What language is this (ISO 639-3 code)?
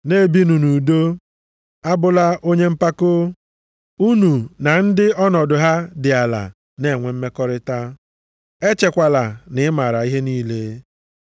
ibo